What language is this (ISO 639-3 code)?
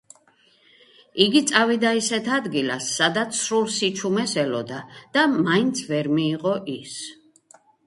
kat